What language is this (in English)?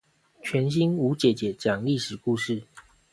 Chinese